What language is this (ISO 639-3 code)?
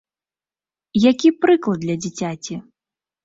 bel